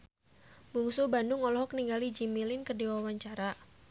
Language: Sundanese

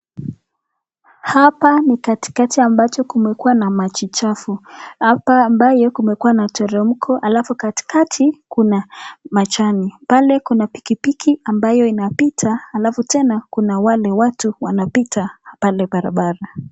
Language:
Swahili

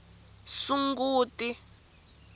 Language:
Tsonga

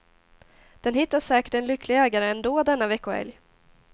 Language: Swedish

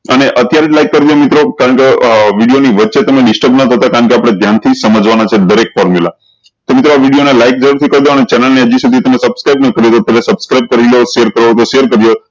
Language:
Gujarati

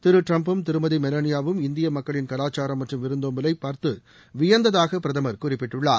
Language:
Tamil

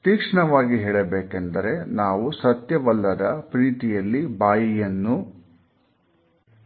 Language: Kannada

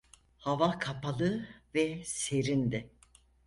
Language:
Turkish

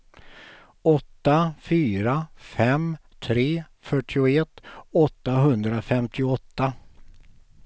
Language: Swedish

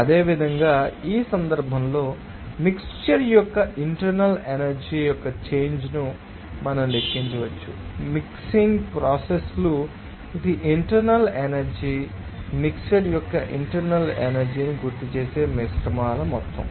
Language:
Telugu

